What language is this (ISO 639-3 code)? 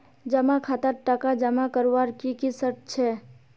mag